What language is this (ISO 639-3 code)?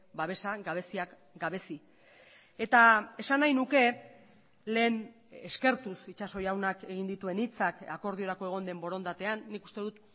eus